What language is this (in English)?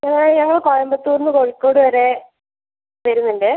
Malayalam